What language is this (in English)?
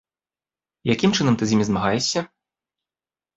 Belarusian